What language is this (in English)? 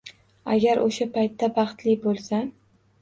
Uzbek